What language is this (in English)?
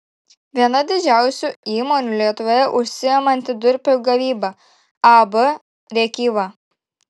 Lithuanian